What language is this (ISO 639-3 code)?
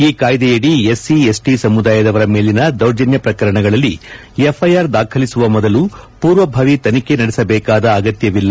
kan